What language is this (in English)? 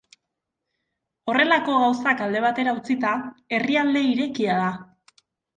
Basque